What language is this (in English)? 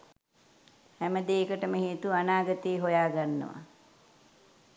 Sinhala